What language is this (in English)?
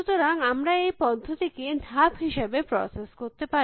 Bangla